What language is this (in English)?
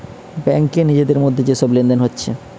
Bangla